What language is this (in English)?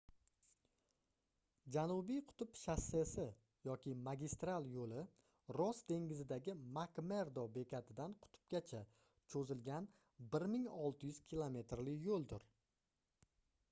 Uzbek